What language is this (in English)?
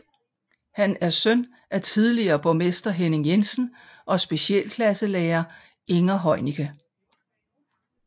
Danish